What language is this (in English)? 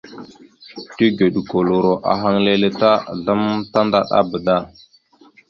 Mada (Cameroon)